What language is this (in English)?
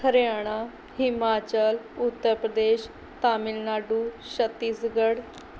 Punjabi